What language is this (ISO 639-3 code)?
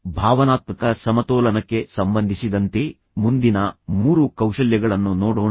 kan